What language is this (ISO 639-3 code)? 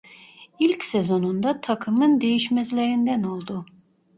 tur